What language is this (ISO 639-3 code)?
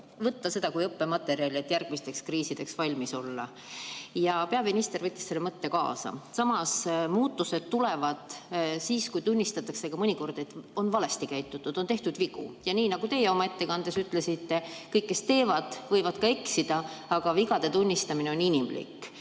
est